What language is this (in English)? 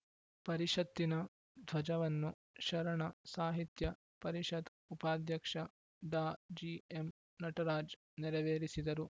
Kannada